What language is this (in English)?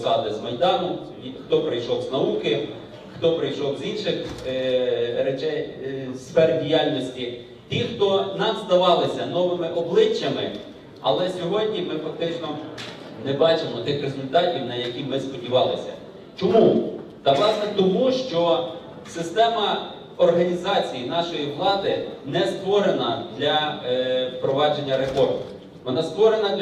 Ukrainian